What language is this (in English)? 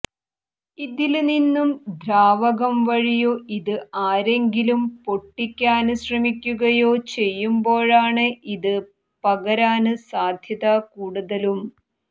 Malayalam